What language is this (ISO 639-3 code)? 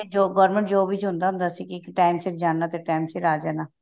pan